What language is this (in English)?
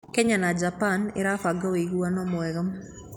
Kikuyu